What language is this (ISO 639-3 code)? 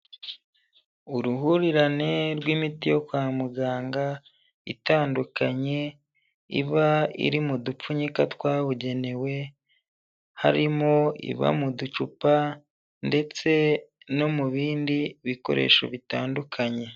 kin